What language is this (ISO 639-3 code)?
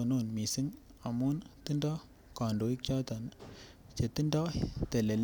kln